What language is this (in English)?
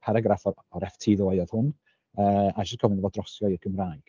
Welsh